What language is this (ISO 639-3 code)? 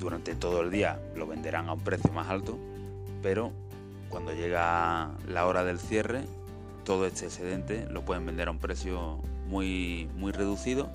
spa